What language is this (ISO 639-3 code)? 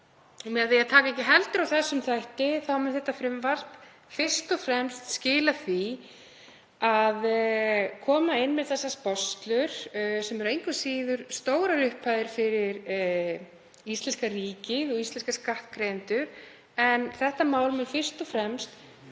isl